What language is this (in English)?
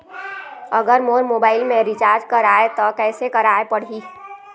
Chhattisgarhi